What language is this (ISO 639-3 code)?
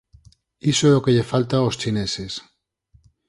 glg